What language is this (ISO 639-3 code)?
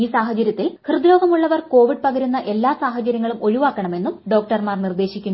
mal